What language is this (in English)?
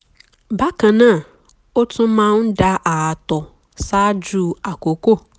Yoruba